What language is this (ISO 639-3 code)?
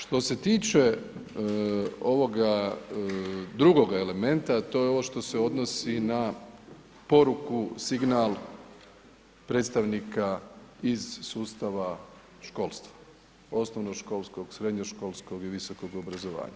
hrv